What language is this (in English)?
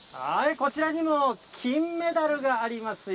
Japanese